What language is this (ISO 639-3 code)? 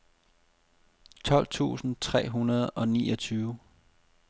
dan